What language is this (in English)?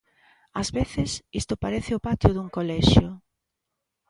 Galician